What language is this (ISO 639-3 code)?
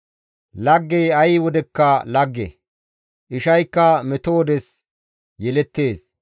gmv